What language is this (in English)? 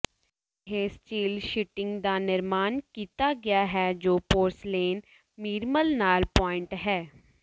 Punjabi